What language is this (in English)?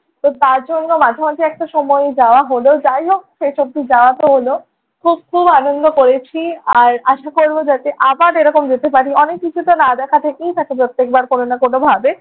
Bangla